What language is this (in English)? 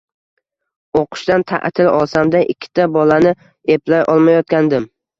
Uzbek